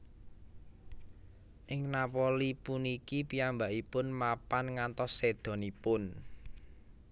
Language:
Javanese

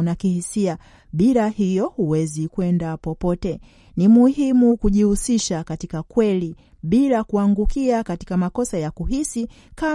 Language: Swahili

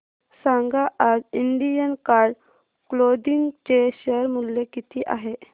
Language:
Marathi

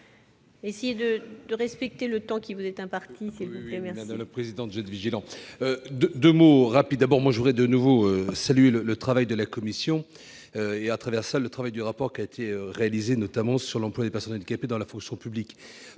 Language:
French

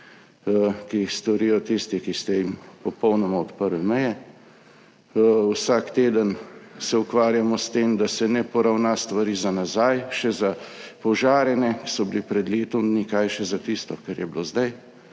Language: Slovenian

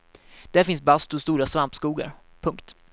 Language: Swedish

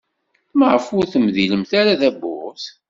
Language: Kabyle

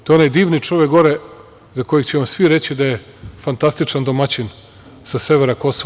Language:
Serbian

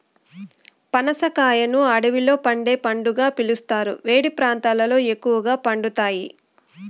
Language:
Telugu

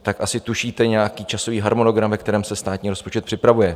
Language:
Czech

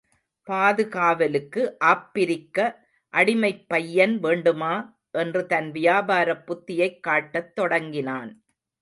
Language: Tamil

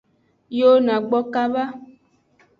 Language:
Aja (Benin)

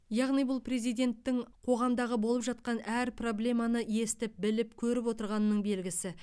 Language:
Kazakh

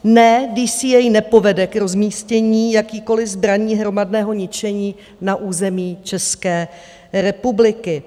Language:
Czech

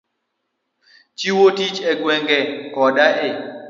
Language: Luo (Kenya and Tanzania)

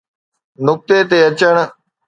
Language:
Sindhi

